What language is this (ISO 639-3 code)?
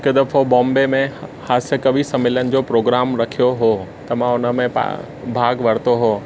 snd